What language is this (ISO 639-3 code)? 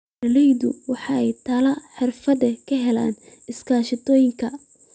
som